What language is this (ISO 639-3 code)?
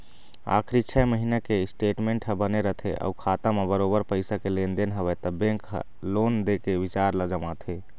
hne